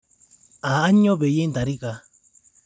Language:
Masai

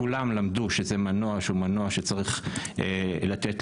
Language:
Hebrew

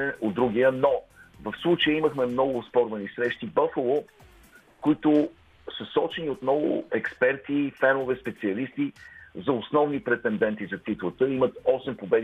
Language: Bulgarian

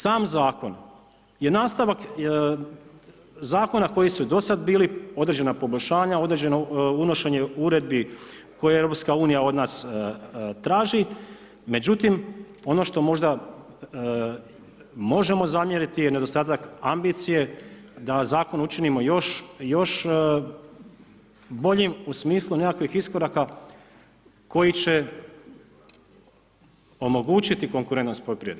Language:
Croatian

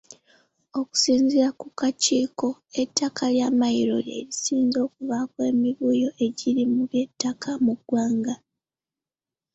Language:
Ganda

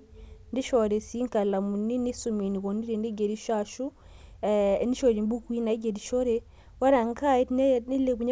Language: Masai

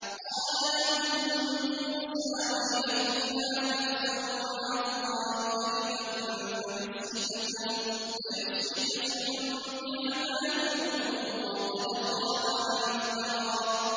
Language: Arabic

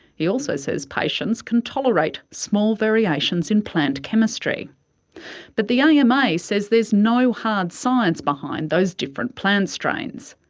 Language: English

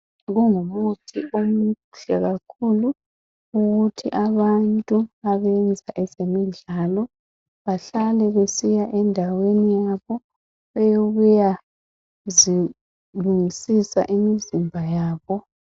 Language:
North Ndebele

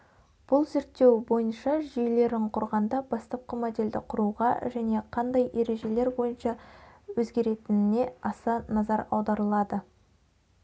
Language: Kazakh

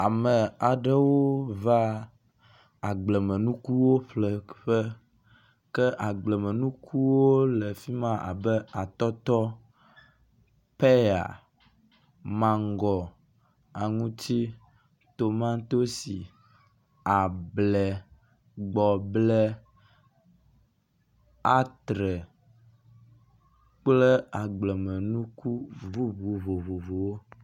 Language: Ewe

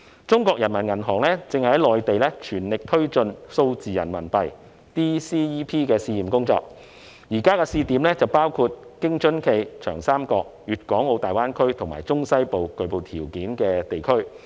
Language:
Cantonese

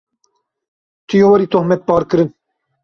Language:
Kurdish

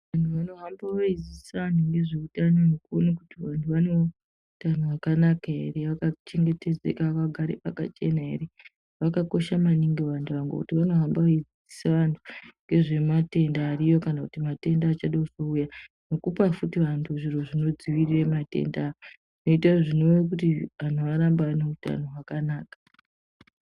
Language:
Ndau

